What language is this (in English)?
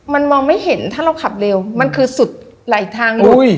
Thai